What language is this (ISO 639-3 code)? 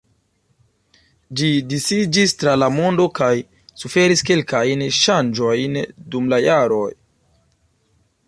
epo